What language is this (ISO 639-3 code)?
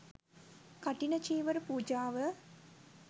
sin